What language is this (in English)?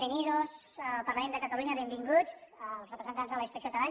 Catalan